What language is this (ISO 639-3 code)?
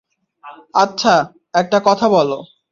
ben